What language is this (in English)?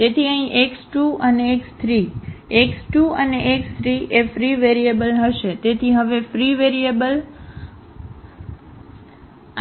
Gujarati